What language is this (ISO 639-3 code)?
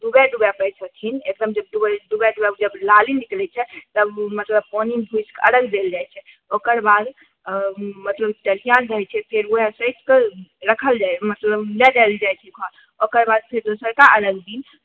mai